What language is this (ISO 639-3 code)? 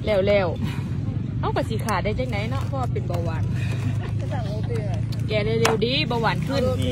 tha